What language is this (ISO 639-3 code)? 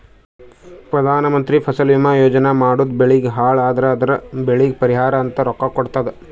kan